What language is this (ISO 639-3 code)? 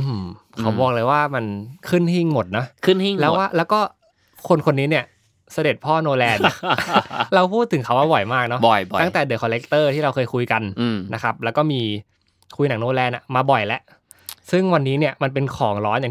tha